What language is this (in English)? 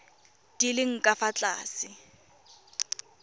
Tswana